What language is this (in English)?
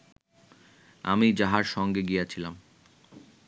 Bangla